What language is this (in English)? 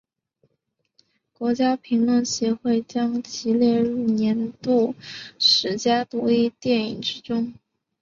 Chinese